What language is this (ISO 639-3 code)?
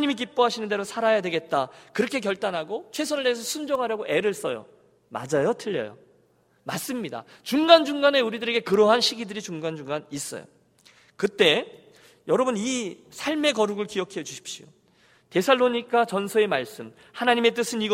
kor